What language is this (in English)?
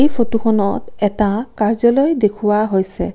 Assamese